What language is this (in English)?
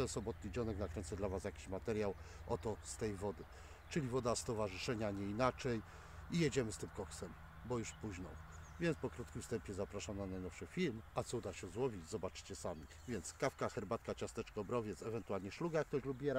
Polish